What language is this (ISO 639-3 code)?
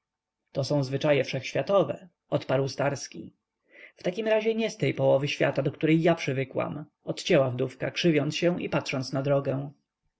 pol